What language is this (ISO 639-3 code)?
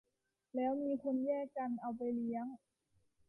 tha